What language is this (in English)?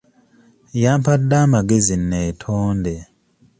Ganda